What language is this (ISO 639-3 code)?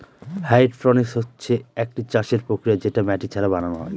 ben